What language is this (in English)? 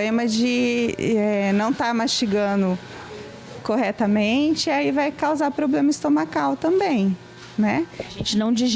Portuguese